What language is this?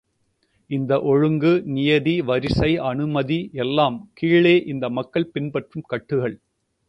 Tamil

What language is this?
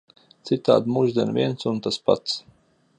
Latvian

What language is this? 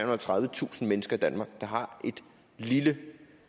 Danish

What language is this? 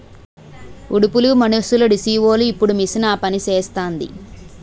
Telugu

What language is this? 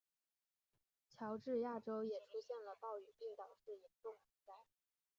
Chinese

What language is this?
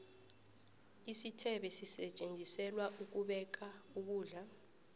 South Ndebele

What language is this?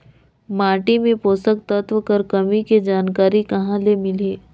Chhattisgarhi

